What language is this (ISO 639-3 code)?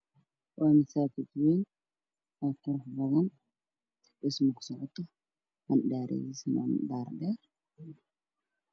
som